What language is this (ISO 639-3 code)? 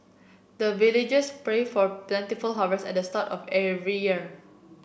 eng